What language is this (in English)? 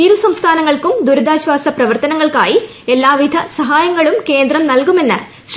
Malayalam